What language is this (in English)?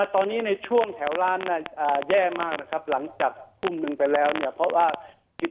Thai